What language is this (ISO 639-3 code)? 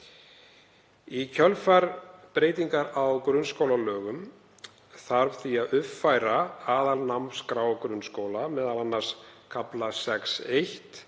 isl